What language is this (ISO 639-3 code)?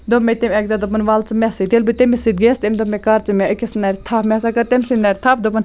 kas